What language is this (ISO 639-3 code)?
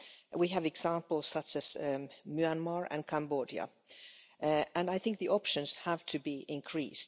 eng